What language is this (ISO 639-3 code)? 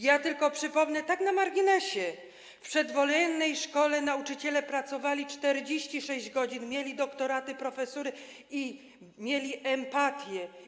pol